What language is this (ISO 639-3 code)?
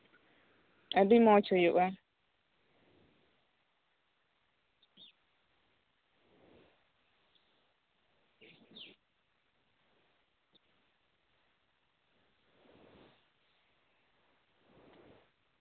sat